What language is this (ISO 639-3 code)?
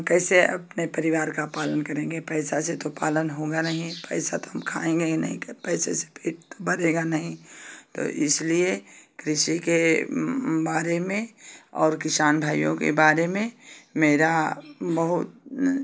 hin